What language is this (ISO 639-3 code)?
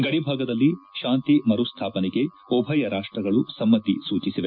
kan